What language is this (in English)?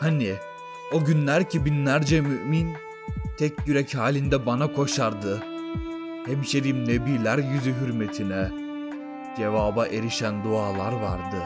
Turkish